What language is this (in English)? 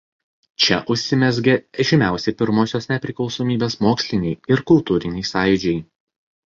Lithuanian